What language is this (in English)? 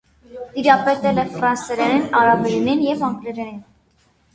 Armenian